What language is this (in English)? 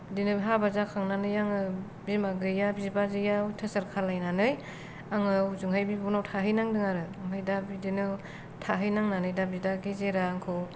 Bodo